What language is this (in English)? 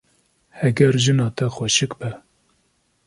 Kurdish